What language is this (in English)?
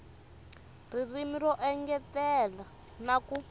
Tsonga